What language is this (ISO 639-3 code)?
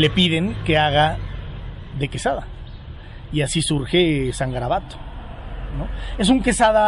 spa